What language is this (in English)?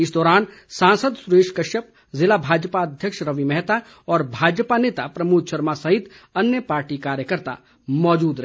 Hindi